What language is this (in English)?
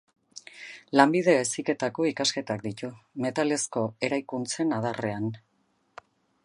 Basque